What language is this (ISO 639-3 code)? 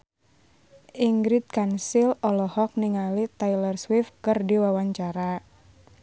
sun